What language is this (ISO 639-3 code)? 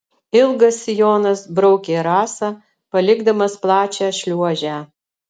lit